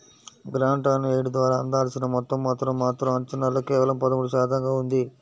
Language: Telugu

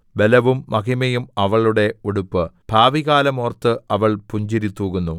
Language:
Malayalam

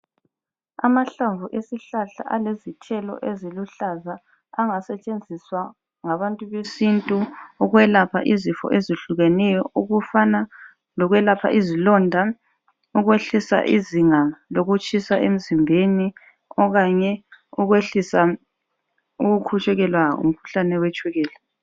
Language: North Ndebele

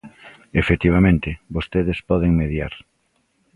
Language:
Galician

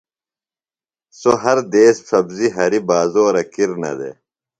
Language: Phalura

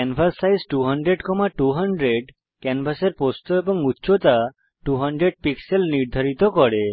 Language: Bangla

